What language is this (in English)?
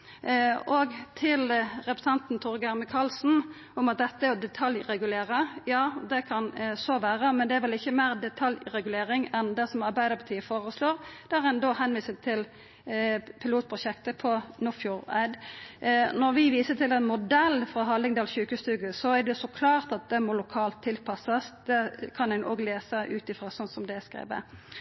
Norwegian Nynorsk